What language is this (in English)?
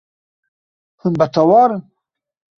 Kurdish